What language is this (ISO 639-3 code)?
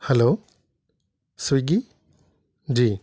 urd